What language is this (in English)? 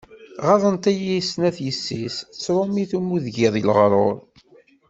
Kabyle